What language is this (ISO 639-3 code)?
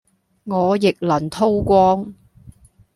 yue